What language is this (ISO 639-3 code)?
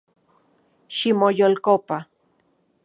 ncx